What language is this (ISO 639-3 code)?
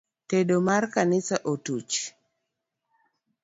luo